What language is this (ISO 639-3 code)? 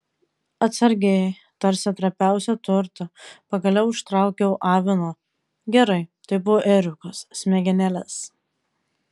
lit